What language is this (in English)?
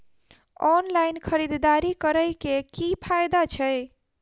Maithili